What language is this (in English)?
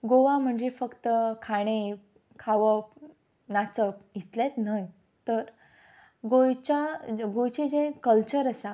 Konkani